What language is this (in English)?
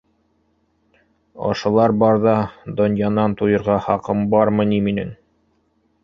Bashkir